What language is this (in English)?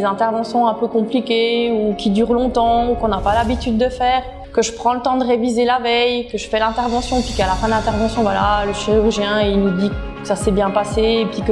French